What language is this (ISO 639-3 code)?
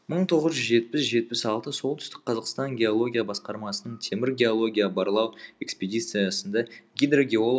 kaz